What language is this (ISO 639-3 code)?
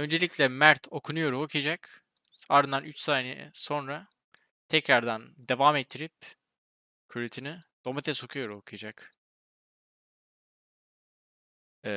tur